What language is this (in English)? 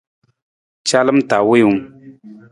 Nawdm